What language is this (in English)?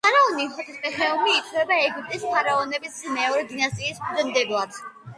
Georgian